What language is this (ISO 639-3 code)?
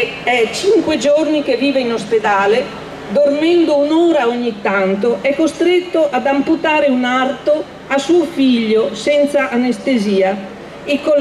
ita